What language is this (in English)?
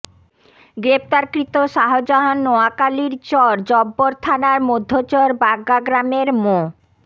Bangla